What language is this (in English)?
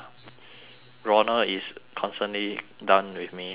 English